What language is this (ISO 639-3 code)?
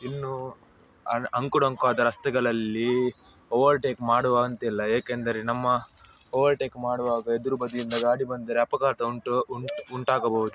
kan